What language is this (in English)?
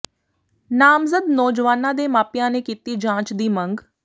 Punjabi